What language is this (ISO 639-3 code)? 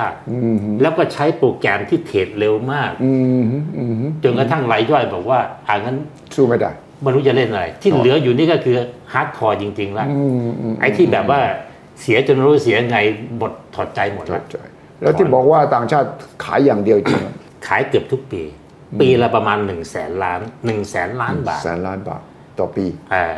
tha